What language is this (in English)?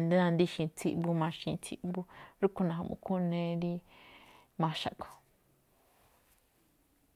Malinaltepec Me'phaa